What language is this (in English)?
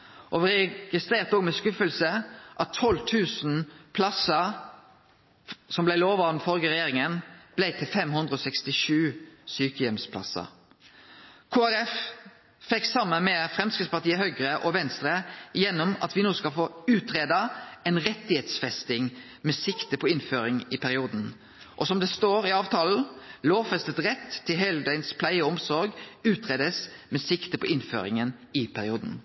Norwegian Nynorsk